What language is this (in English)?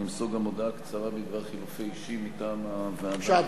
Hebrew